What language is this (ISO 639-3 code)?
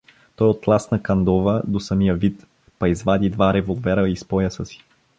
bul